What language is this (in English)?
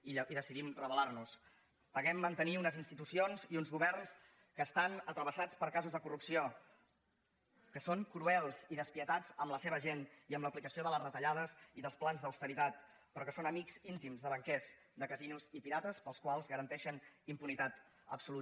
Catalan